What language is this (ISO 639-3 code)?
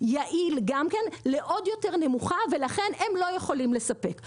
heb